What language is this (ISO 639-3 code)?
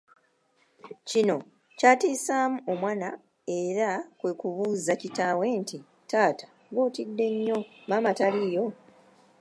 lug